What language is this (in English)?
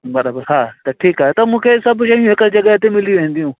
Sindhi